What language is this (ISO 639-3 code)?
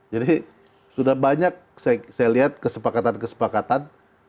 ind